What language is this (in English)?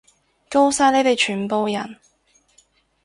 Cantonese